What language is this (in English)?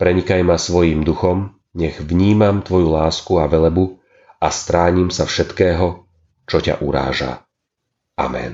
Slovak